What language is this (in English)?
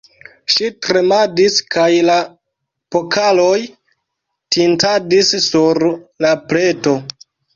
Esperanto